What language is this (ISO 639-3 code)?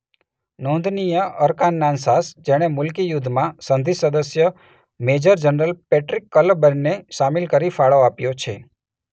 guj